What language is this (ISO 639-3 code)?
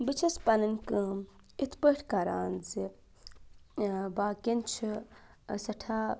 kas